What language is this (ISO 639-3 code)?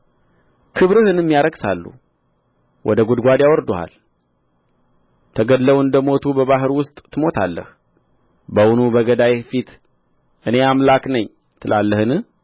amh